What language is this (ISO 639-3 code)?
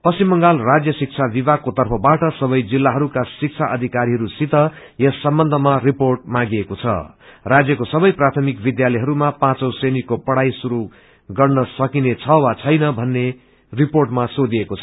nep